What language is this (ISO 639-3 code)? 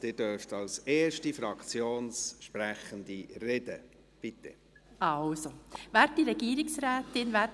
gsw